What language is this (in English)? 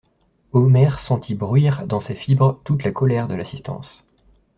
French